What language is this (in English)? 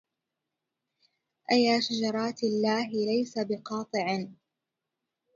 Arabic